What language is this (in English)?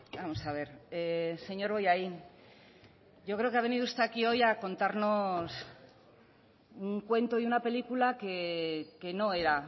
Spanish